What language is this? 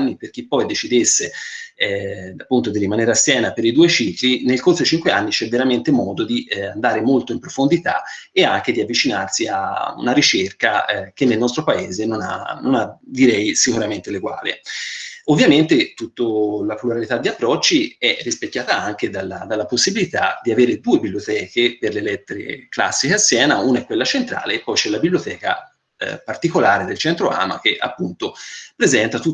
Italian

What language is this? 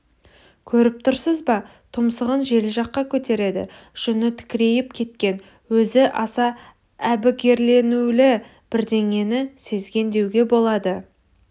Kazakh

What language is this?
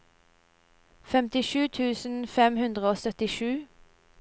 Norwegian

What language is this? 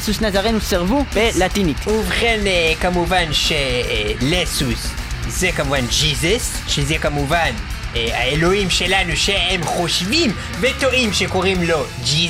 Hebrew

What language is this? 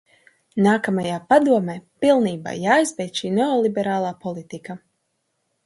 Latvian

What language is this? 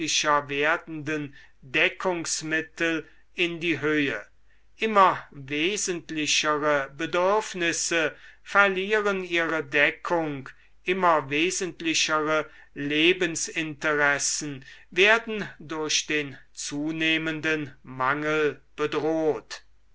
German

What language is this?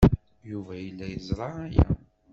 Kabyle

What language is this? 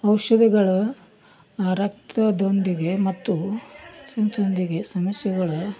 Kannada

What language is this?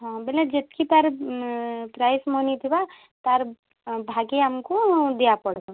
Odia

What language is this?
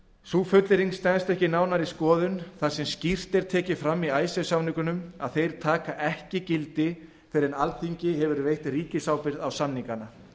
Icelandic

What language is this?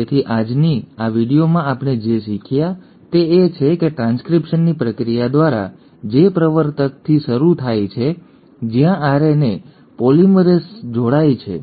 Gujarati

